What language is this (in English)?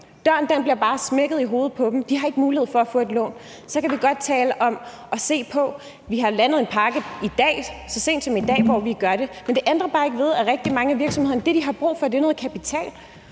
Danish